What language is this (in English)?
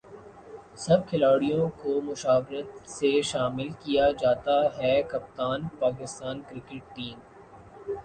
Urdu